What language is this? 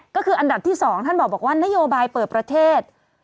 Thai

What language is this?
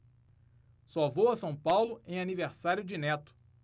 Portuguese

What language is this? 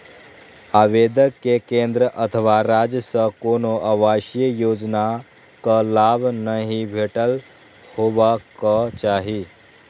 Maithili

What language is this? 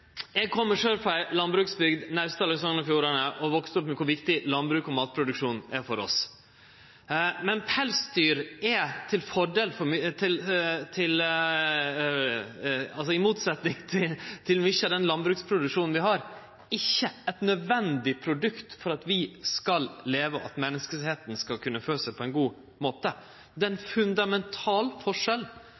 Norwegian Nynorsk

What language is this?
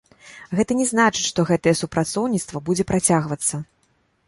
Belarusian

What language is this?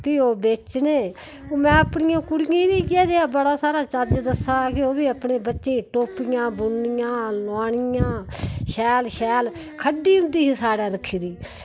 Dogri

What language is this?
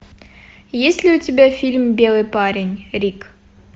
Russian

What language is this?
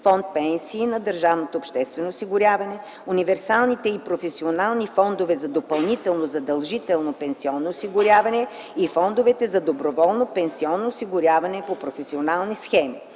Bulgarian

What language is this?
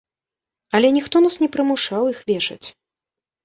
Belarusian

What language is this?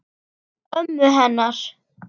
Icelandic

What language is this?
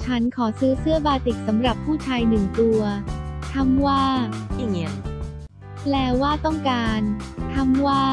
Thai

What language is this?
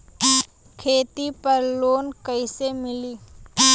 Bhojpuri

